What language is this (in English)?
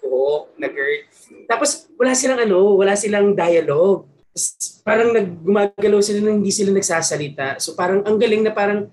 Filipino